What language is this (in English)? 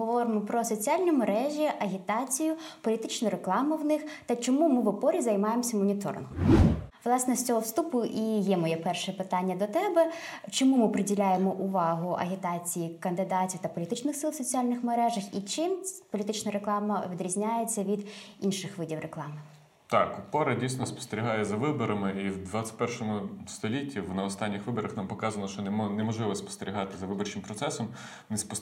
Ukrainian